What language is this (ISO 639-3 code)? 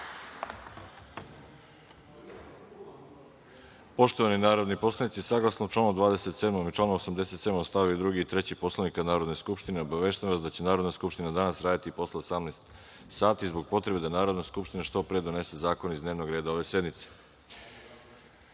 srp